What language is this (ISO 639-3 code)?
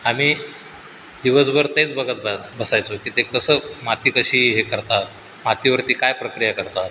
mar